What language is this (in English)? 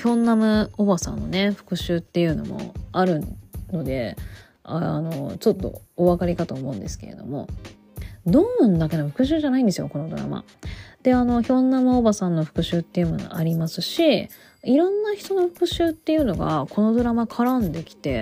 Japanese